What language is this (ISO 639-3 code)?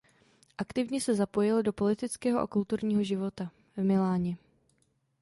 ces